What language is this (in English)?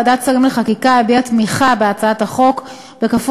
Hebrew